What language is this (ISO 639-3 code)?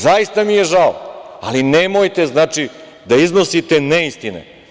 srp